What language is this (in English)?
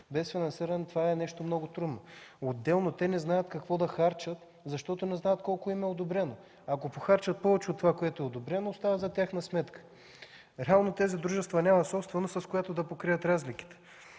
Bulgarian